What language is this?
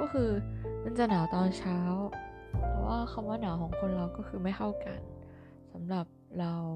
Thai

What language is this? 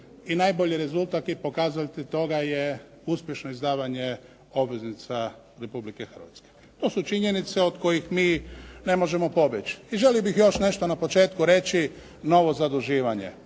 Croatian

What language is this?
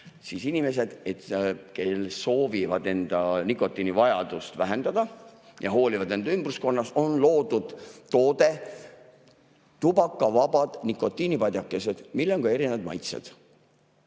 Estonian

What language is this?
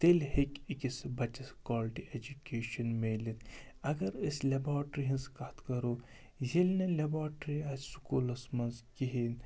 Kashmiri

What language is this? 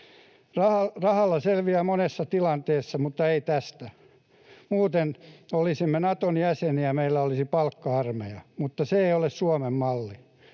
Finnish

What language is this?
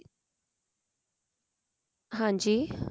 Punjabi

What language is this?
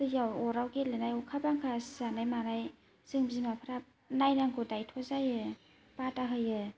Bodo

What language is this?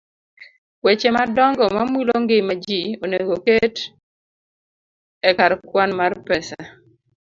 Luo (Kenya and Tanzania)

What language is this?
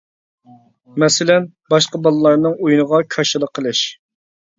Uyghur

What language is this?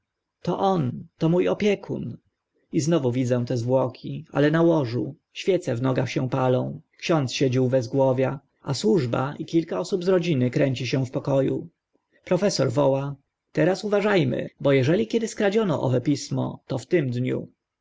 Polish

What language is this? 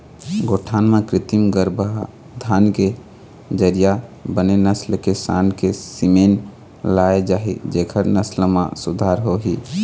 Chhattisgarhi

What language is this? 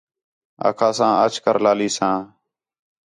Khetrani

